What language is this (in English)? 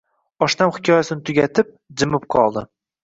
Uzbek